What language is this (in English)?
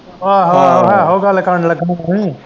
Punjabi